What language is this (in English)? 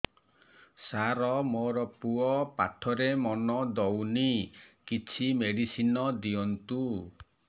Odia